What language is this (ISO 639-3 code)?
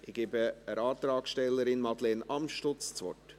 gsw